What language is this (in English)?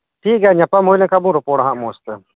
Santali